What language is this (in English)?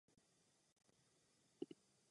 Czech